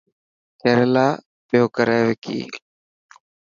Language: Dhatki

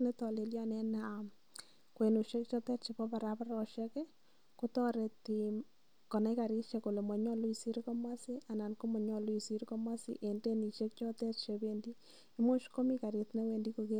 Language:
Kalenjin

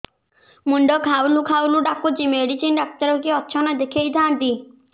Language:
Odia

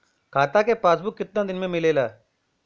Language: Bhojpuri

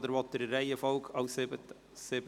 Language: Swiss German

